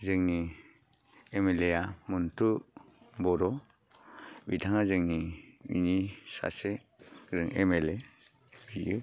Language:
Bodo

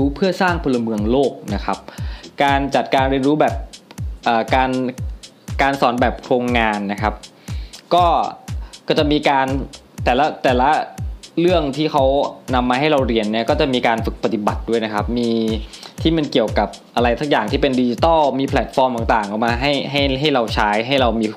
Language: Thai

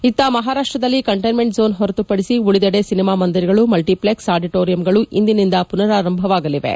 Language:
Kannada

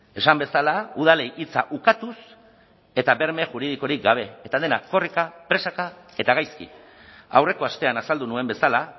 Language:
Basque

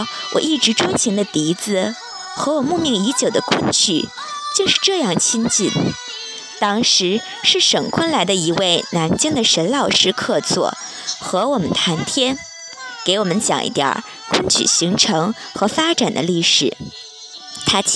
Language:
Chinese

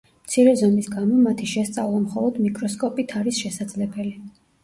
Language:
Georgian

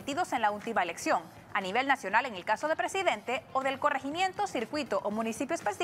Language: Spanish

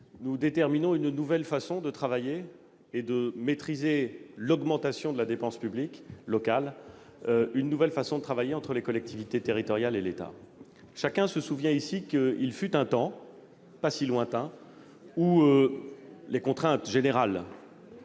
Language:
French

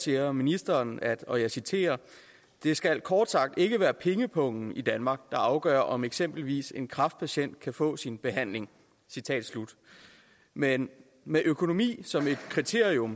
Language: Danish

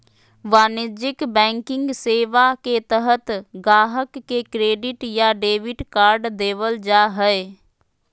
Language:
Magahi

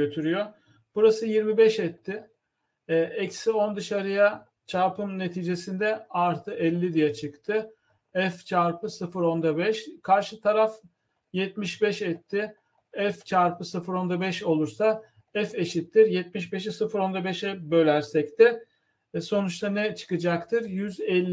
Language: Turkish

